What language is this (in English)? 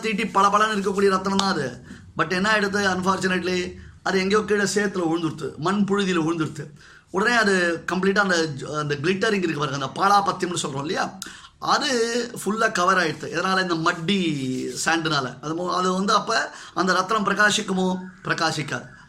Tamil